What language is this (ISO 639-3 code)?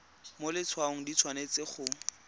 tsn